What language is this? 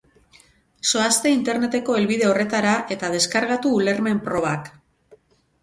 Basque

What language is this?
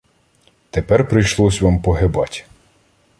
Ukrainian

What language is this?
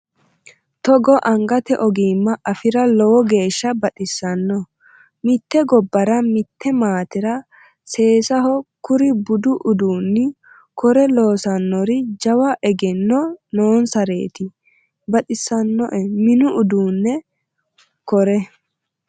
Sidamo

